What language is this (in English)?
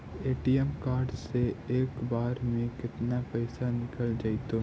Magahi